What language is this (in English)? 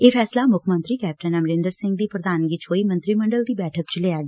Punjabi